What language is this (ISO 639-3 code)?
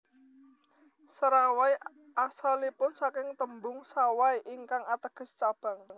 jav